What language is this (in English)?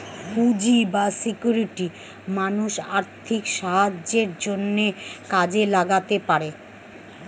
Bangla